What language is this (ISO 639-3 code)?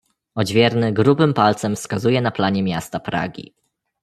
pol